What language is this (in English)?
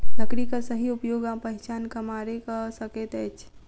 Maithili